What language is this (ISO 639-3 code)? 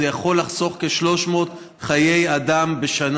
heb